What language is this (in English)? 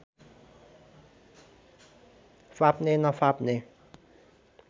Nepali